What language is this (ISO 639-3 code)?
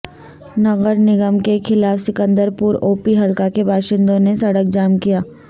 urd